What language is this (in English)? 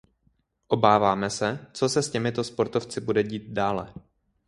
Czech